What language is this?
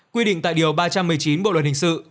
Vietnamese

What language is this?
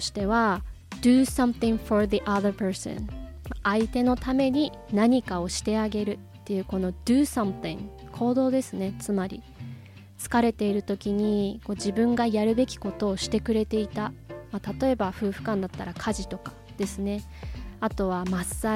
Japanese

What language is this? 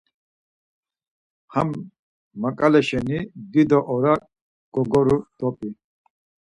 Laz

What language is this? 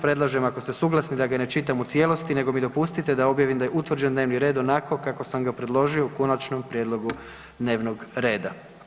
Croatian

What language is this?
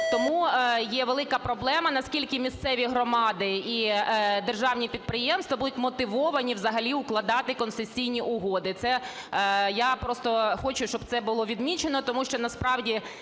Ukrainian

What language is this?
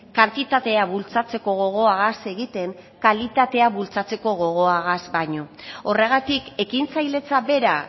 Basque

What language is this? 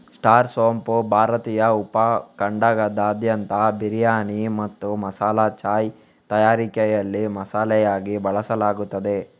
Kannada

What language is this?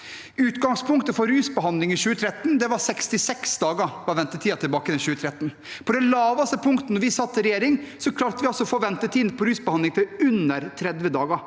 Norwegian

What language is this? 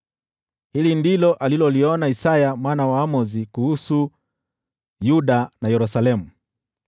Swahili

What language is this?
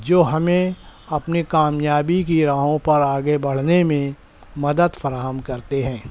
Urdu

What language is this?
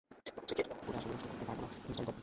Bangla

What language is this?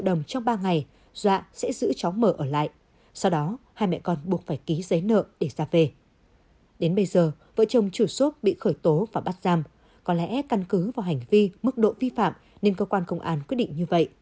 Vietnamese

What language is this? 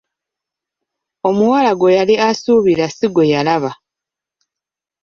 Ganda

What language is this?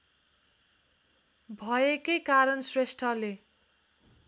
Nepali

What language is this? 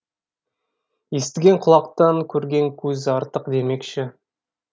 Kazakh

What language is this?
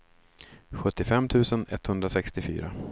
Swedish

